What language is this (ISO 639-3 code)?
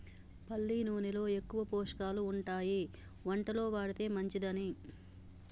tel